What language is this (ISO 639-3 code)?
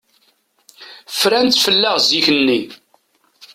kab